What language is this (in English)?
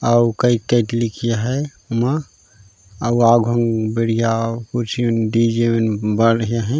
Chhattisgarhi